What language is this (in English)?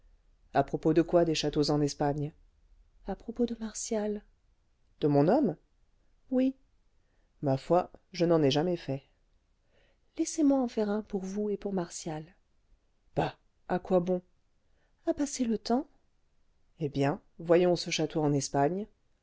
French